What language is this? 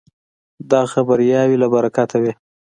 Pashto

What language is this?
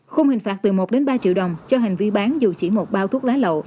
Vietnamese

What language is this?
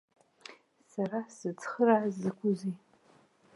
Abkhazian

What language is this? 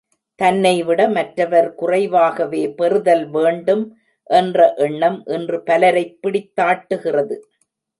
Tamil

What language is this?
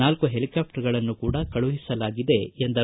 Kannada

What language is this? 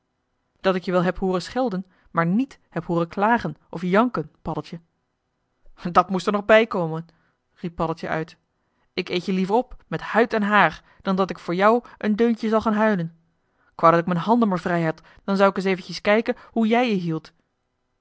Dutch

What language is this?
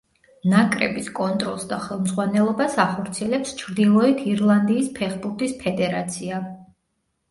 Georgian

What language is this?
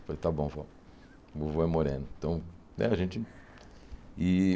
Portuguese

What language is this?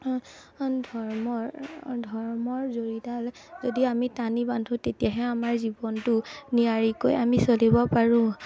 Assamese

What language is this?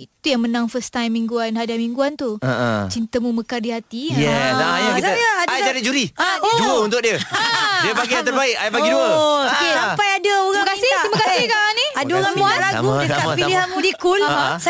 Malay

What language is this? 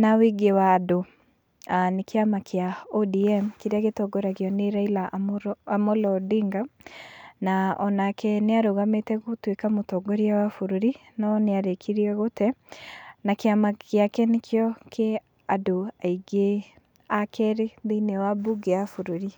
Kikuyu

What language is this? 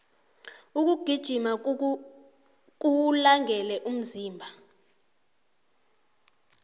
South Ndebele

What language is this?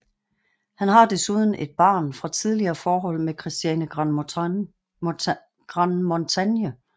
Danish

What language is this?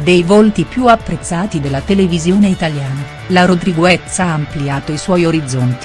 Italian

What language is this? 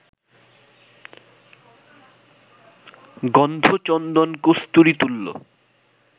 Bangla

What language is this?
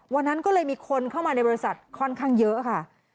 Thai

